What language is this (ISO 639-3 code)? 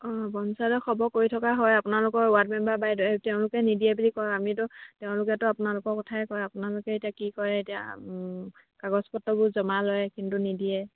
asm